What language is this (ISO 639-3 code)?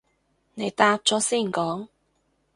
yue